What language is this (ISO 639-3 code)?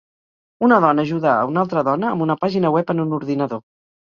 cat